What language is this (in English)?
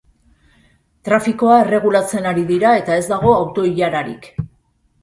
Basque